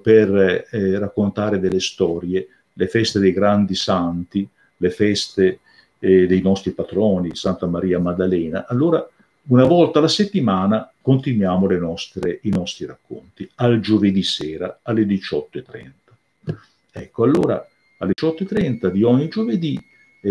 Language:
Italian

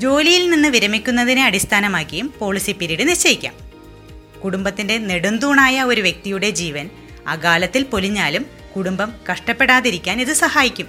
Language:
Malayalam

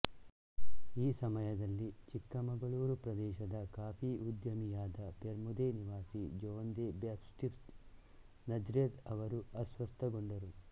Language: Kannada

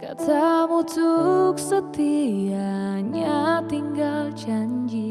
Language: Indonesian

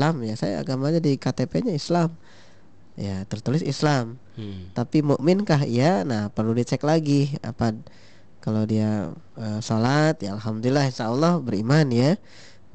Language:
Indonesian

